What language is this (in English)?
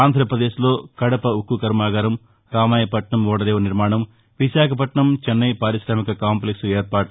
Telugu